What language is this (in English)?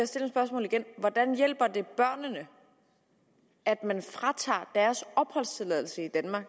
Danish